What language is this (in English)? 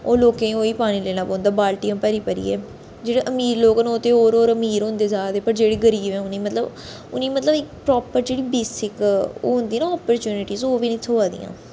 Dogri